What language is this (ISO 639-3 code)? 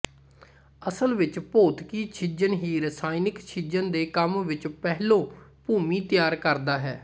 pan